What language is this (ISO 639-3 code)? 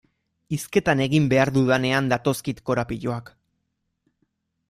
eus